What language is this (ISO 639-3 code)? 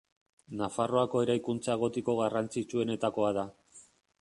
eus